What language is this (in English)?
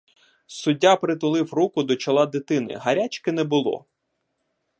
Ukrainian